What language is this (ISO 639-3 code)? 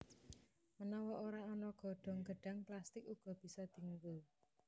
jav